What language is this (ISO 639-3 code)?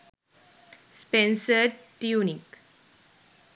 sin